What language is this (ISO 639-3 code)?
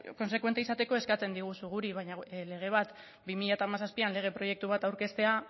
eus